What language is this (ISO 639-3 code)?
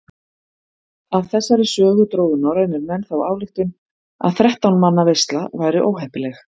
isl